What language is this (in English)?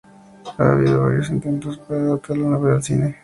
Spanish